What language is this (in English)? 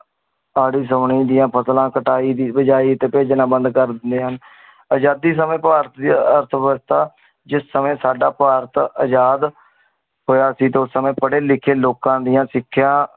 Punjabi